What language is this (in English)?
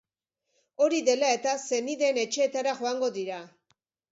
Basque